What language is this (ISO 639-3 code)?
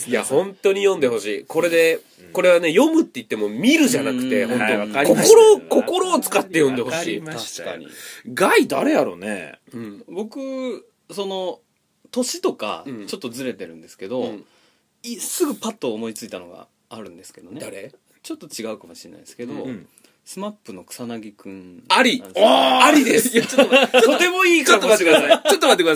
jpn